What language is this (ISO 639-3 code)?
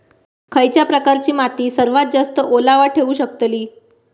mar